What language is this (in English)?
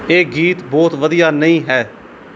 Punjabi